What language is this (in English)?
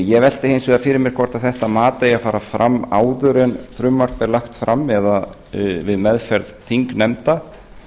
Icelandic